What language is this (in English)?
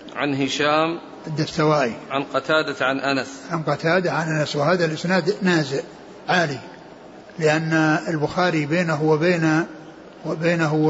Arabic